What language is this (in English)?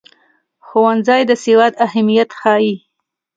Pashto